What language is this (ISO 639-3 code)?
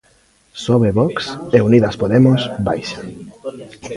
glg